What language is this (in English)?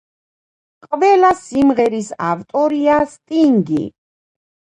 Georgian